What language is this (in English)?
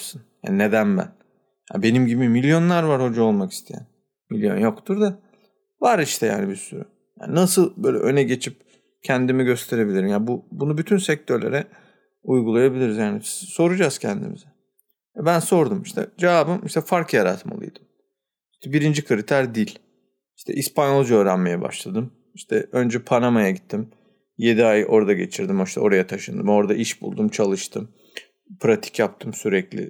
Turkish